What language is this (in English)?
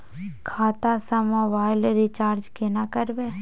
Maithili